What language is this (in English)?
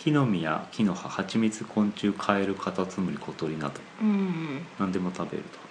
Japanese